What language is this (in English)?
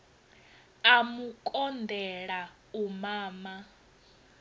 Venda